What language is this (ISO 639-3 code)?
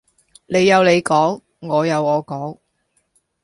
yue